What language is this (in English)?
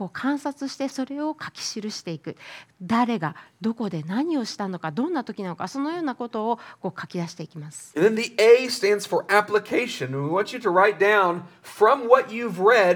Japanese